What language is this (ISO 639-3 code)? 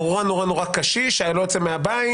heb